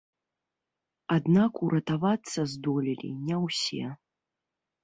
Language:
Belarusian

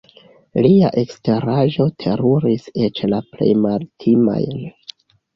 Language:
Esperanto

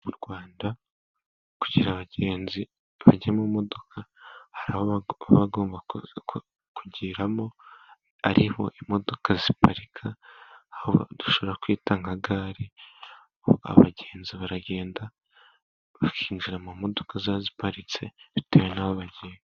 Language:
Kinyarwanda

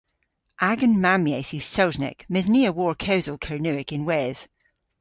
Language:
Cornish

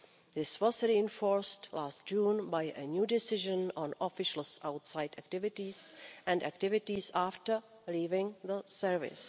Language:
English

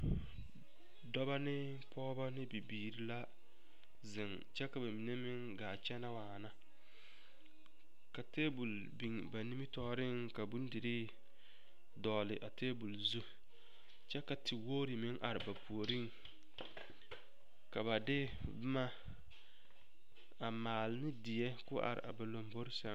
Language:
Southern Dagaare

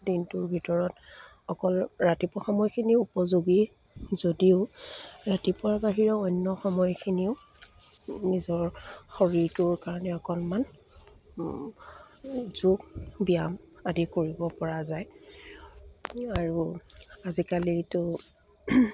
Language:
Assamese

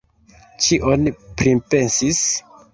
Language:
Esperanto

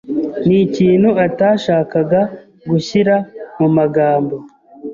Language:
Kinyarwanda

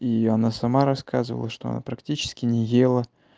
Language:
Russian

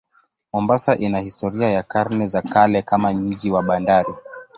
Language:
Swahili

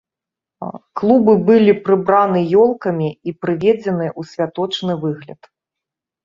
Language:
Belarusian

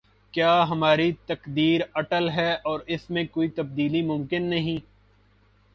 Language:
Urdu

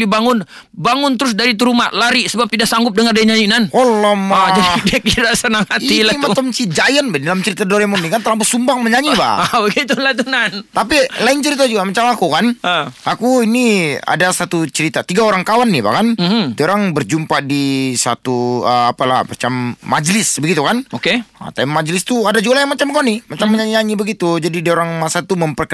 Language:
Malay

